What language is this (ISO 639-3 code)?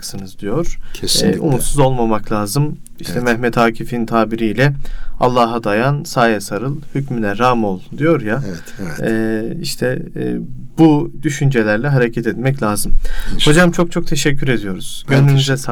tur